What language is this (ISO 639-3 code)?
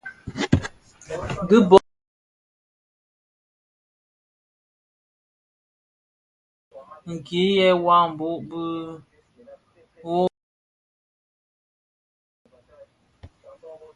ksf